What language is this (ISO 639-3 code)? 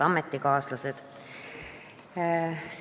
est